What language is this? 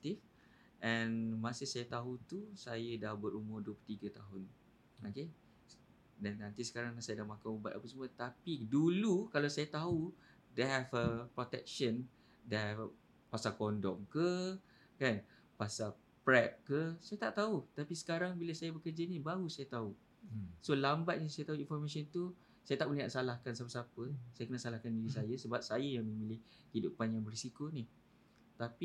Malay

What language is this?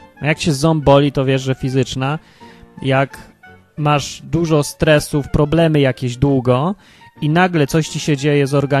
Polish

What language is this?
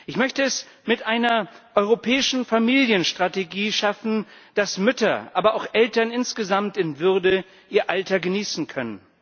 German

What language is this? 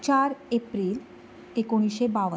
Konkani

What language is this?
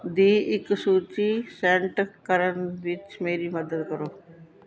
Punjabi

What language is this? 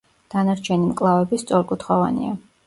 Georgian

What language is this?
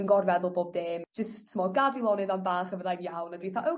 Welsh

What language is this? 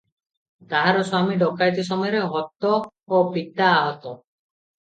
Odia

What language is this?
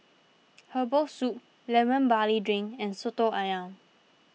English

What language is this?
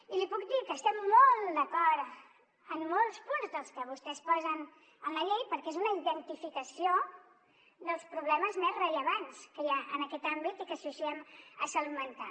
Catalan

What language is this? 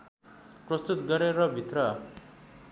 Nepali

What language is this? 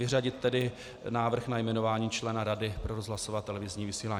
Czech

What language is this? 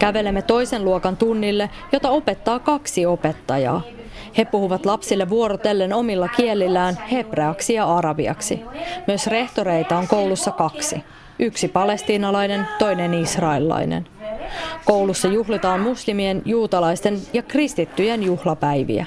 Finnish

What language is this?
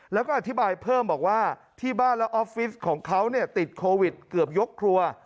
Thai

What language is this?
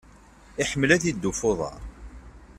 Kabyle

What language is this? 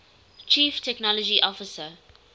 English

